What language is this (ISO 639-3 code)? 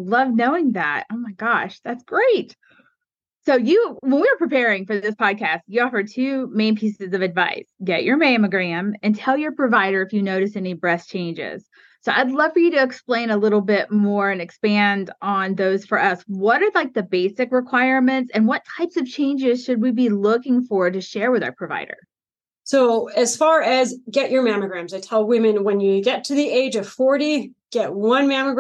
eng